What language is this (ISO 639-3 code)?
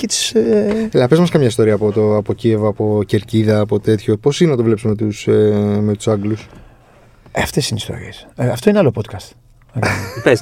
ell